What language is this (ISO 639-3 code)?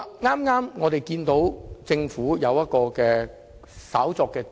yue